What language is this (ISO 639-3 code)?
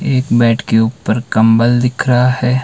hin